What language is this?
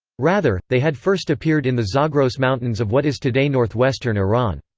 English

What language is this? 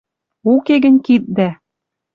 Western Mari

